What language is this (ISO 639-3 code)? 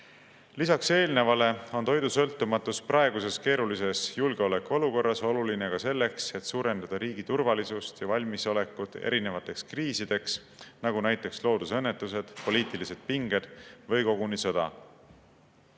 est